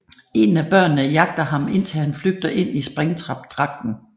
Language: Danish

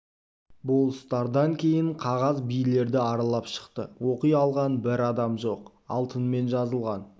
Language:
Kazakh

